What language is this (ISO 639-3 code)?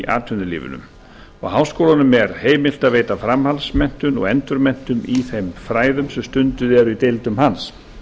isl